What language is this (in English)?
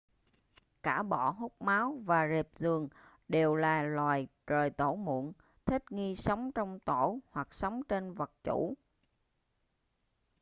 Vietnamese